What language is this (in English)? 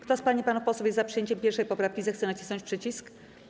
Polish